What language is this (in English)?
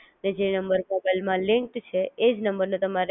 Gujarati